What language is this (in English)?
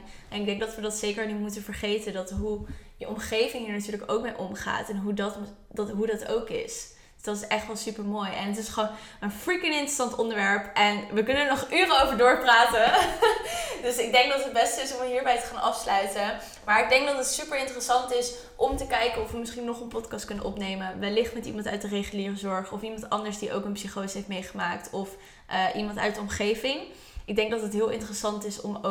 Dutch